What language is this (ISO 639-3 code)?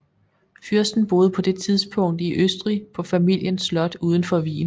dan